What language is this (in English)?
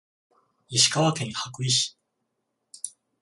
Japanese